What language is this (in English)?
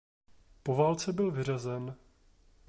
Czech